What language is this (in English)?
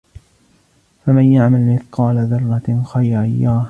Arabic